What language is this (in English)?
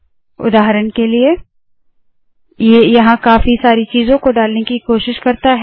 Hindi